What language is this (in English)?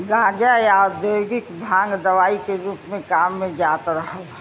Bhojpuri